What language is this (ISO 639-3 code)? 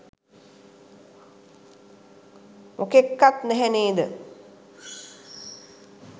sin